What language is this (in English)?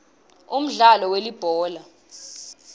Swati